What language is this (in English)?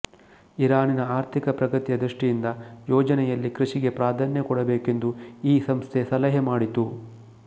Kannada